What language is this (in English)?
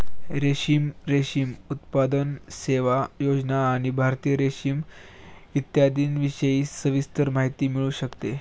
Marathi